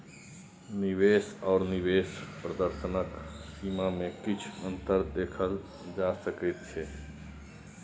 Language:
Maithili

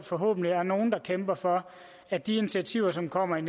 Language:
Danish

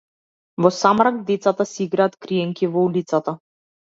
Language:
Macedonian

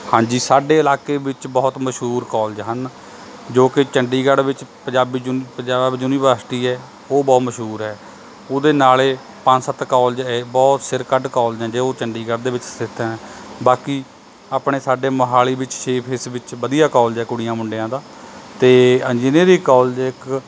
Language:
Punjabi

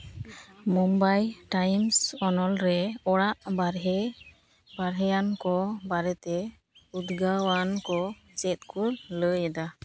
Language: Santali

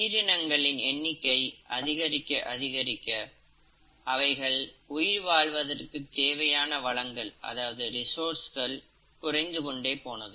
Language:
Tamil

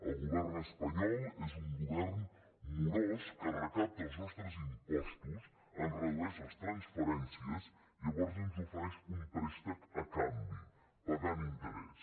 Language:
Catalan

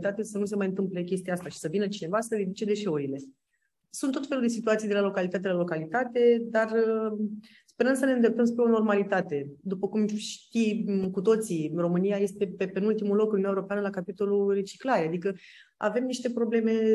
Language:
Romanian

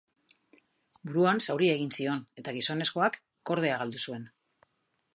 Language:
Basque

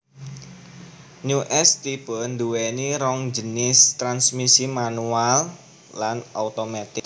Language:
Javanese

